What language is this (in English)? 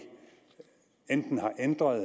Danish